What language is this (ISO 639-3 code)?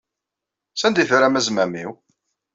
kab